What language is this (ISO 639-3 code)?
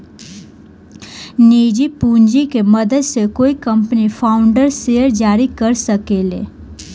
bho